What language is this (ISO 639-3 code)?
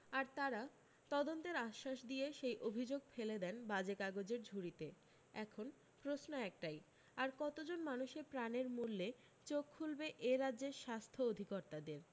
ben